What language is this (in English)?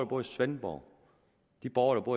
Danish